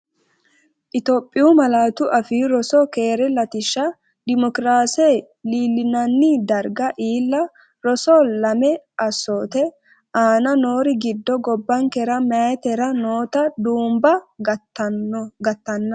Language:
Sidamo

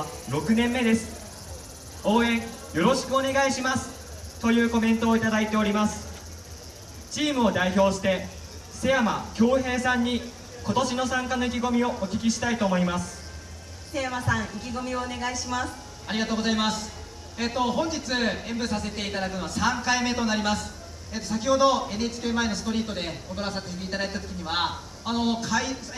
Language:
Japanese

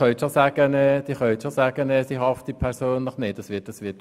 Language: Swiss German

